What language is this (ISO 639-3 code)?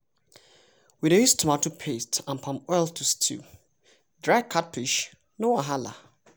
pcm